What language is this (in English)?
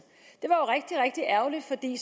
Danish